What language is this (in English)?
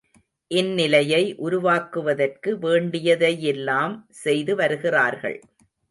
Tamil